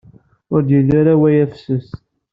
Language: Kabyle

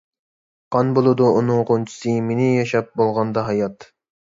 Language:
Uyghur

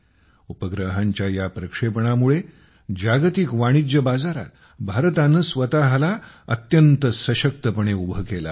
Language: Marathi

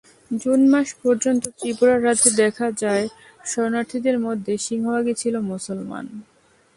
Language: Bangla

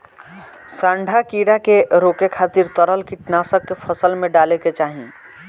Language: Bhojpuri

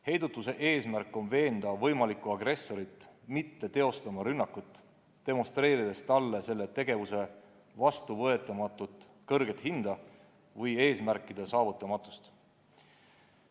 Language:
Estonian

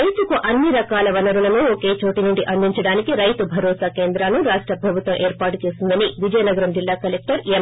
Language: Telugu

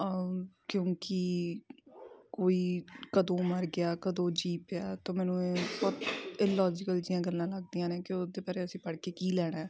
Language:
Punjabi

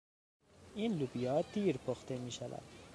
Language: Persian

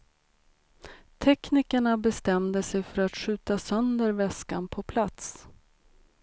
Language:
Swedish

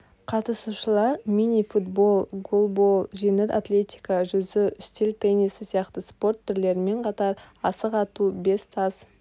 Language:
Kazakh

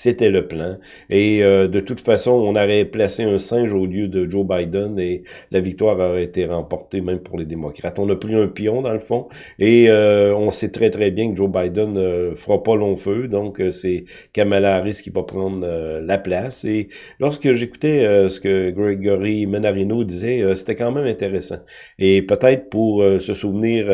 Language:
French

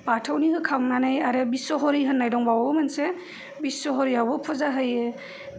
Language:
Bodo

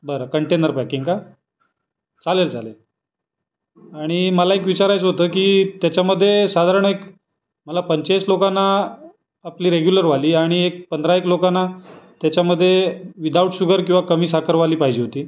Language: Marathi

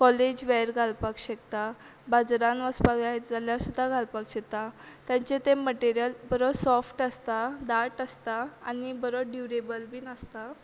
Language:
Konkani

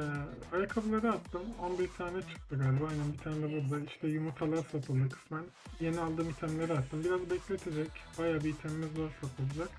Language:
Turkish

